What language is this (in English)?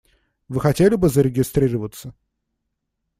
Russian